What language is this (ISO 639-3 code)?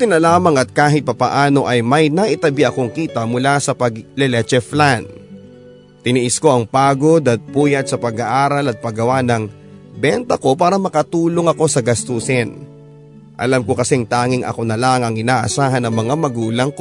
fil